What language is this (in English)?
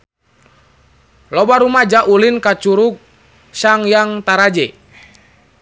Sundanese